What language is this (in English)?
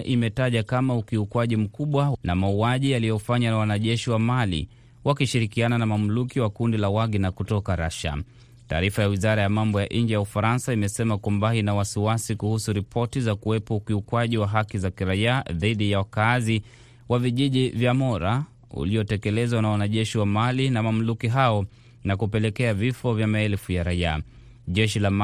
Swahili